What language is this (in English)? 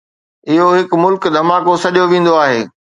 Sindhi